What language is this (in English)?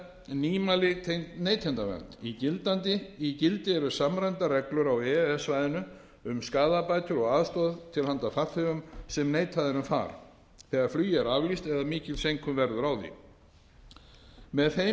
Icelandic